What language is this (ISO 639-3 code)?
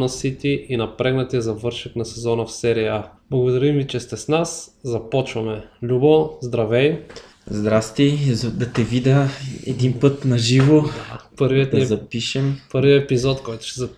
bul